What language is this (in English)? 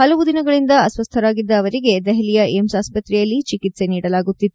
Kannada